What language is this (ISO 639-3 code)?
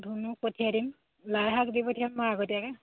asm